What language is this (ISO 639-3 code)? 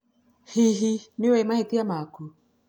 kik